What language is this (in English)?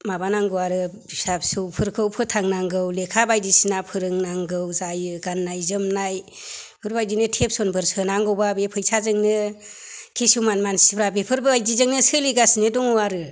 Bodo